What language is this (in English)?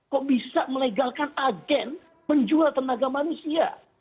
Indonesian